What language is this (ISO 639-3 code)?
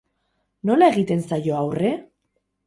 eus